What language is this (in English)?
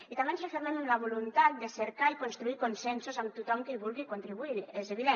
Catalan